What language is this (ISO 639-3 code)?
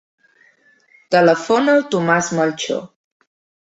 cat